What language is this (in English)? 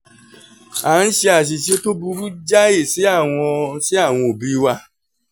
Yoruba